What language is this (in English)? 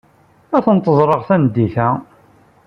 Kabyle